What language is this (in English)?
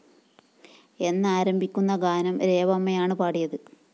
Malayalam